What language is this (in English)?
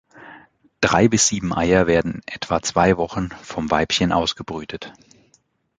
German